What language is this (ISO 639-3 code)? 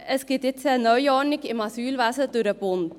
gsw